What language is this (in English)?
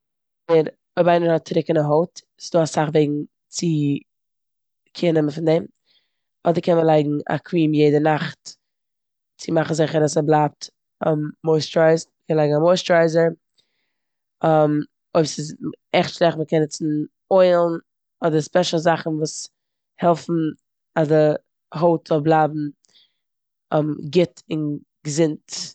Yiddish